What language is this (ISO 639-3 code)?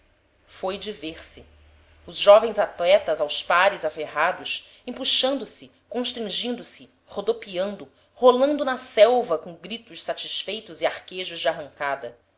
por